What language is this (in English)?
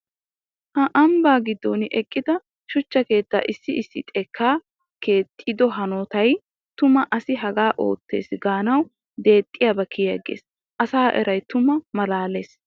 Wolaytta